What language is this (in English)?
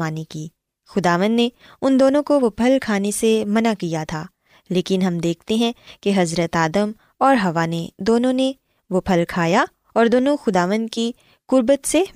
Urdu